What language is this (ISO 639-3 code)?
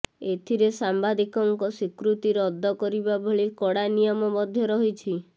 ori